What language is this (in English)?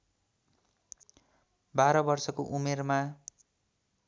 Nepali